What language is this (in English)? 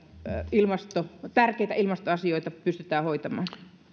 Finnish